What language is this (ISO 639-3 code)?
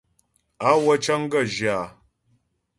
bbj